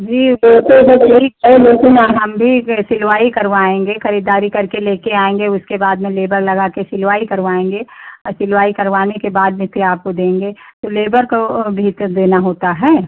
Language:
Hindi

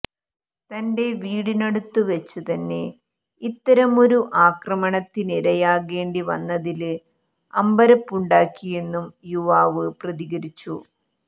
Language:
Malayalam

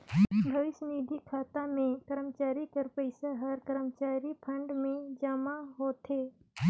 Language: Chhattisgarhi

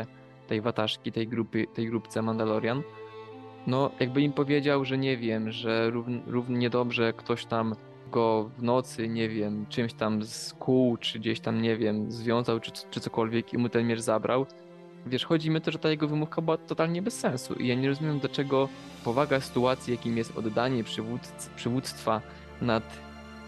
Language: Polish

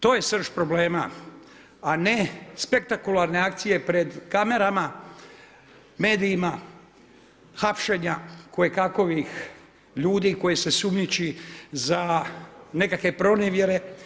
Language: Croatian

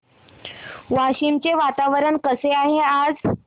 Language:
Marathi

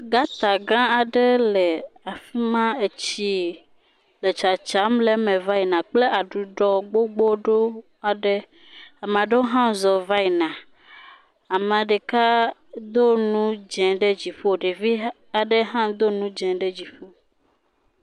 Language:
Ewe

